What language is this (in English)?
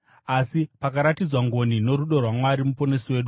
Shona